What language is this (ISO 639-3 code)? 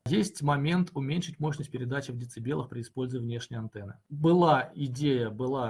rus